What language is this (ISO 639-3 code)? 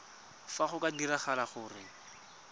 tsn